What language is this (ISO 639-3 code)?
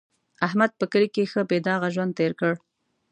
pus